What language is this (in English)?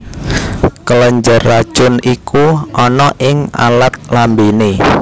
Javanese